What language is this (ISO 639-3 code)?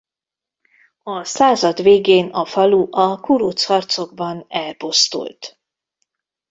hun